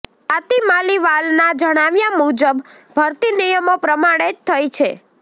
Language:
Gujarati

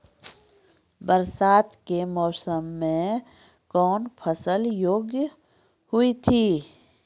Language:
Maithili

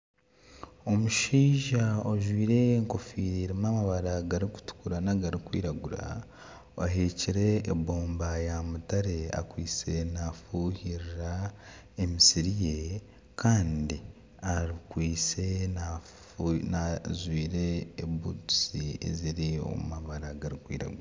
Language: Nyankole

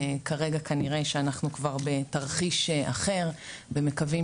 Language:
Hebrew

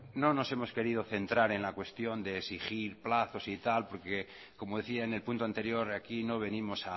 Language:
Spanish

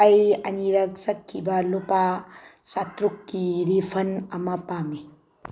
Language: Manipuri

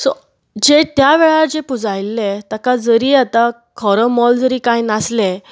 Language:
Konkani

